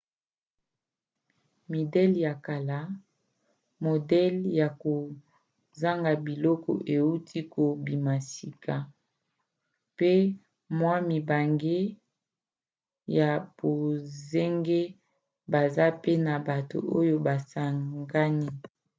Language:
Lingala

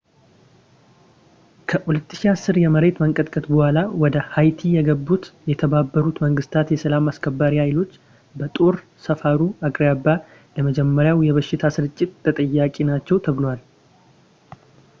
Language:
Amharic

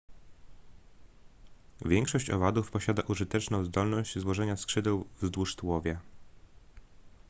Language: Polish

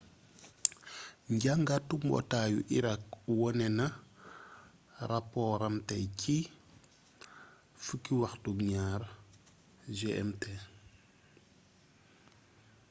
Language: Wolof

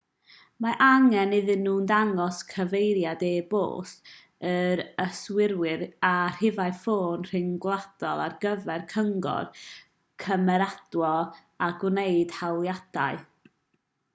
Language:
Welsh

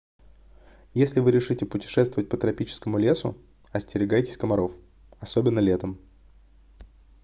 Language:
Russian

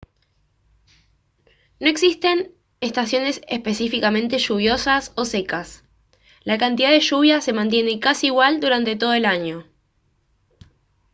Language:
Spanish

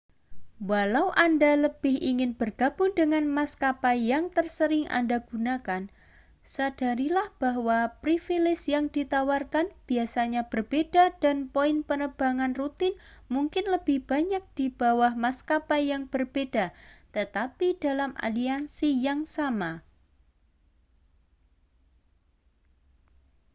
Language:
Indonesian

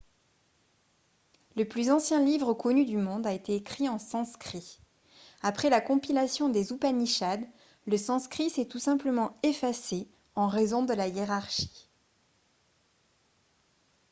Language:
French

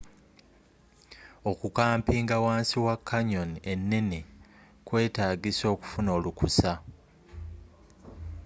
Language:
Ganda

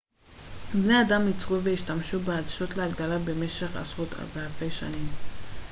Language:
Hebrew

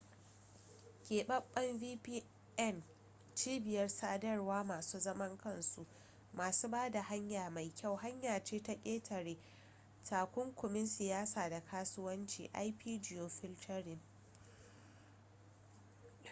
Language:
Hausa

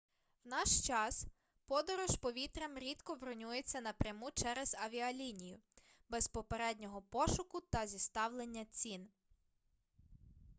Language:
Ukrainian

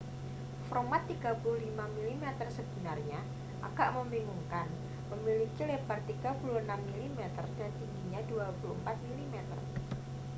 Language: Indonesian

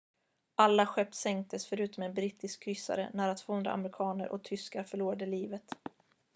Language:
Swedish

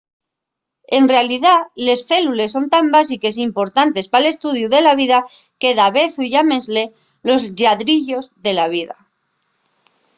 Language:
Asturian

